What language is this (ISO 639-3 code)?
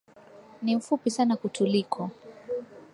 swa